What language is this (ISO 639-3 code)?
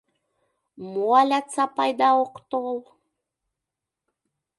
chm